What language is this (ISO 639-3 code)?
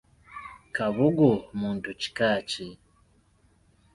lug